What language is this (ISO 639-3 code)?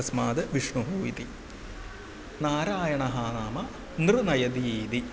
san